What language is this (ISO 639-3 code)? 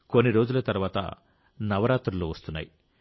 tel